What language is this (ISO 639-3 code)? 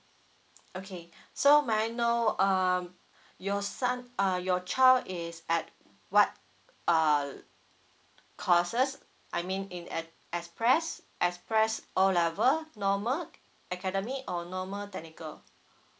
eng